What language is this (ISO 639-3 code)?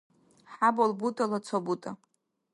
dar